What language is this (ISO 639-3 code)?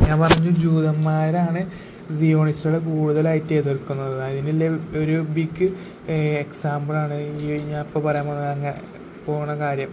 mal